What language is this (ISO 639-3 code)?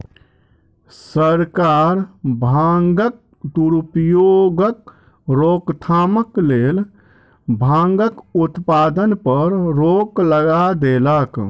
mai